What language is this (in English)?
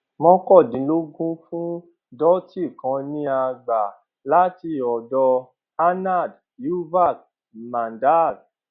Yoruba